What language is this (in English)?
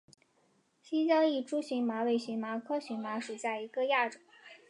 Chinese